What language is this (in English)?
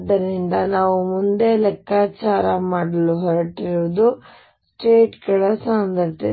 Kannada